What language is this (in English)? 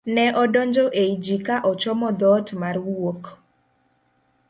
Luo (Kenya and Tanzania)